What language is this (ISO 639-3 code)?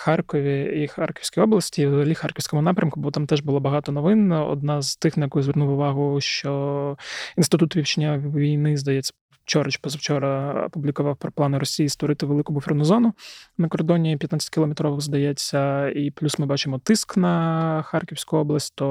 ukr